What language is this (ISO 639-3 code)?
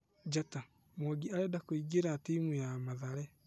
kik